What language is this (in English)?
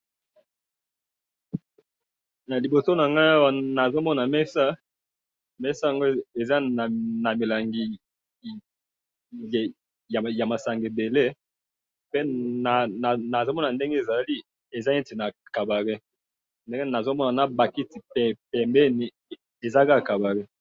Lingala